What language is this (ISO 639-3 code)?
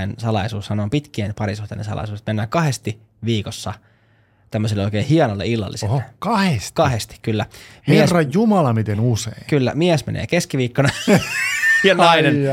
fin